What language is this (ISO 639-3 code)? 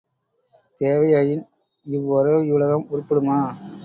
tam